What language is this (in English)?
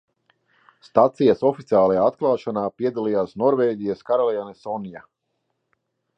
Latvian